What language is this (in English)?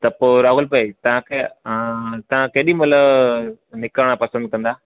Sindhi